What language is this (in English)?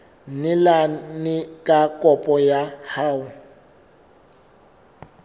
Southern Sotho